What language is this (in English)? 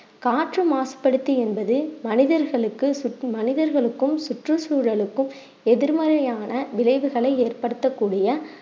Tamil